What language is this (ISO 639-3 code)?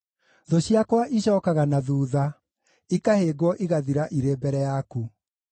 kik